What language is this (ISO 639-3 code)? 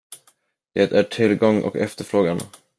swe